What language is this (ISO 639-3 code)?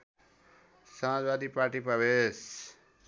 nep